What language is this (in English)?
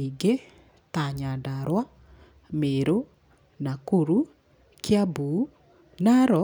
Kikuyu